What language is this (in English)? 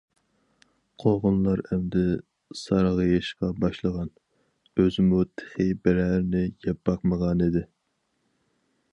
Uyghur